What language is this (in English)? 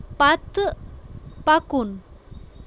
Kashmiri